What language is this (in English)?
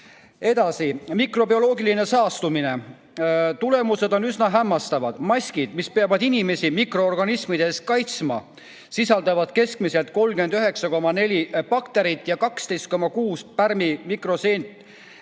Estonian